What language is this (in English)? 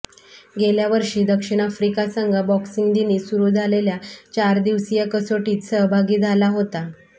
Marathi